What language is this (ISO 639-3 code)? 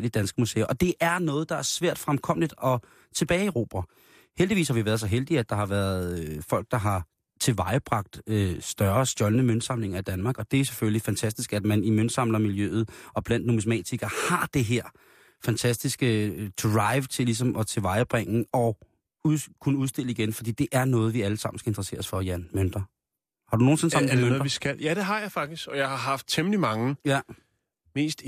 dan